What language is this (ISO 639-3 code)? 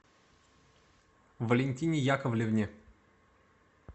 rus